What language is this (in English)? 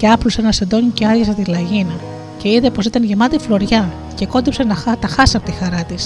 Greek